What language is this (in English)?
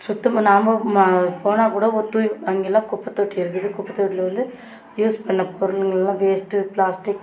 Tamil